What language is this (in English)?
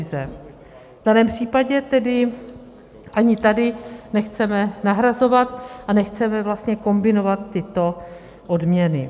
Czech